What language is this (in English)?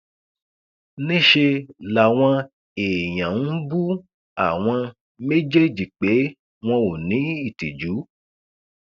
Yoruba